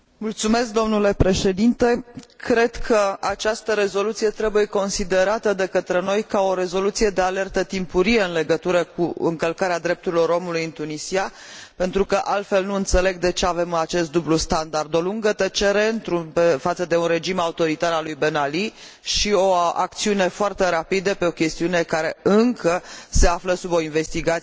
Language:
Romanian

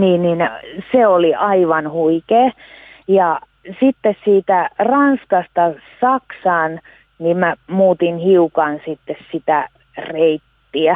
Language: Finnish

